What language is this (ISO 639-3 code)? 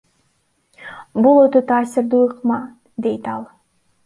kir